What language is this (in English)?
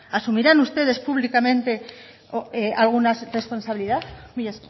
Spanish